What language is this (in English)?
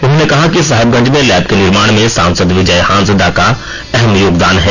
Hindi